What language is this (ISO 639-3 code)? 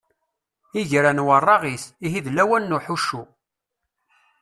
kab